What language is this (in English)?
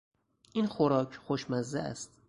Persian